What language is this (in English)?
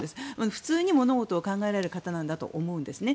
Japanese